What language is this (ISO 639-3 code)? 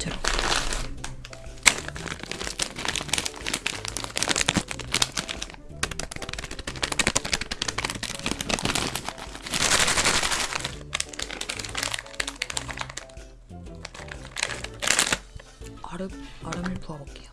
kor